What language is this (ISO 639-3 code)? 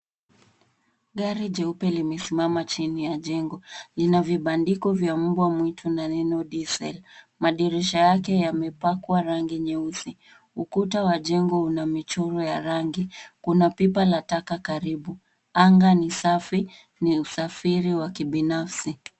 swa